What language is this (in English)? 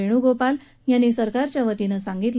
Marathi